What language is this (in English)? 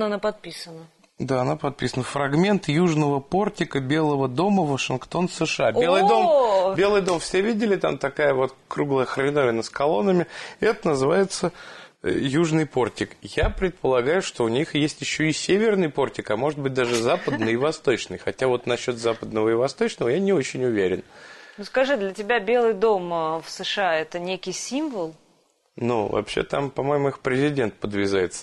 Russian